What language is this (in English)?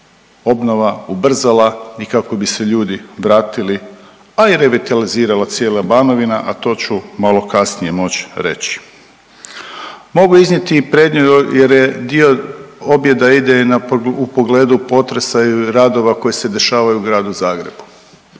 Croatian